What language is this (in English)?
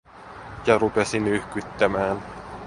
Finnish